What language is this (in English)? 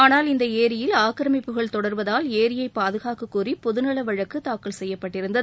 Tamil